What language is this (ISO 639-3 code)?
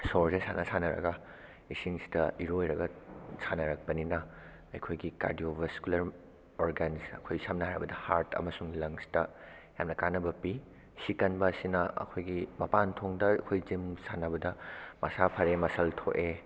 mni